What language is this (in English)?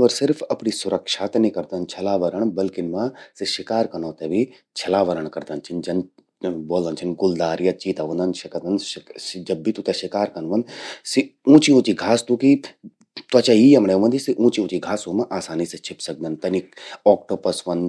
Garhwali